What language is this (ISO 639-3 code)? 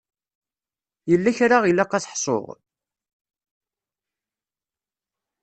kab